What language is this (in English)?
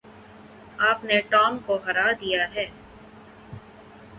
Urdu